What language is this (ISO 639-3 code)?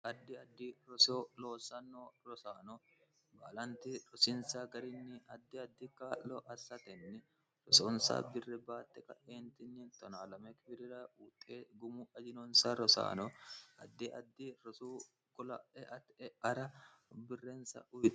sid